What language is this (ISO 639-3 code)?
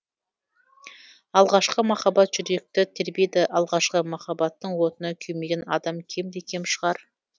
kaz